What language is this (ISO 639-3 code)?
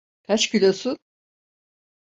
tur